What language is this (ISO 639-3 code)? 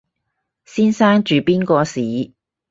yue